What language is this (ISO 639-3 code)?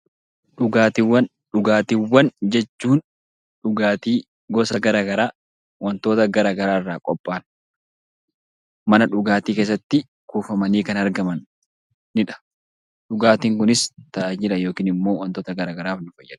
orm